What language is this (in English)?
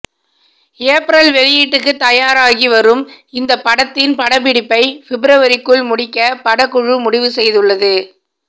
Tamil